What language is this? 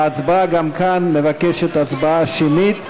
Hebrew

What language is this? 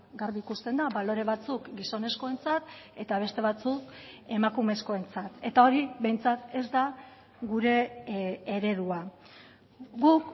Basque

